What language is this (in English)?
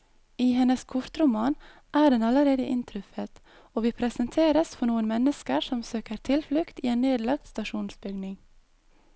Norwegian